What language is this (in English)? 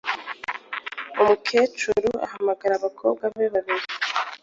Kinyarwanda